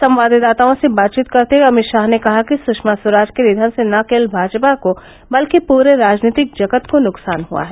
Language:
Hindi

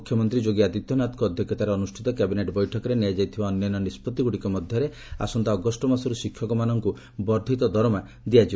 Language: Odia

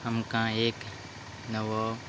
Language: Konkani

